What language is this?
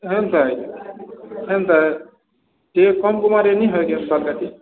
Odia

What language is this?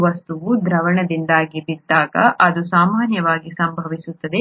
Kannada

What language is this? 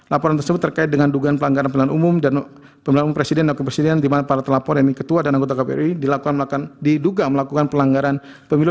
Indonesian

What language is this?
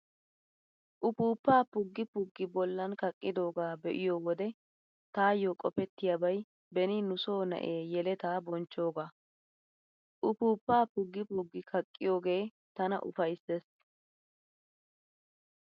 Wolaytta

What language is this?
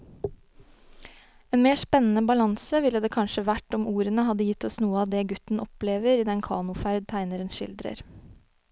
Norwegian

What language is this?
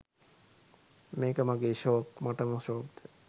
Sinhala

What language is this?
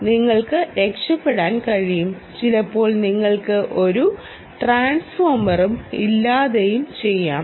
Malayalam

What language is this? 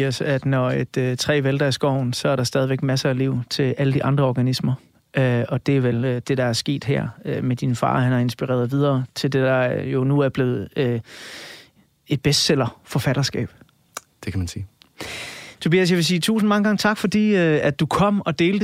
Danish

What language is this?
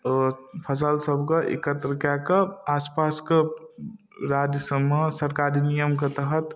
Maithili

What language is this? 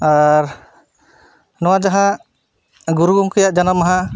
Santali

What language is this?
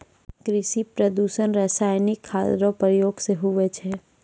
Maithili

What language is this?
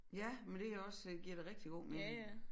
Danish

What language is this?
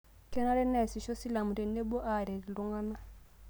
Masai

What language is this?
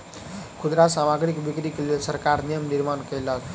Maithili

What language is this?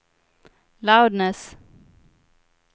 Swedish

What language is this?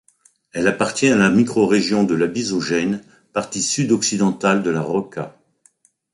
French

